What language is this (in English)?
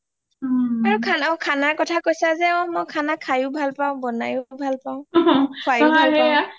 Assamese